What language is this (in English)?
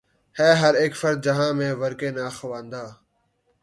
Urdu